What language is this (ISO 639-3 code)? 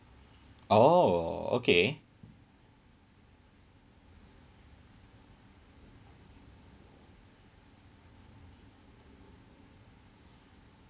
eng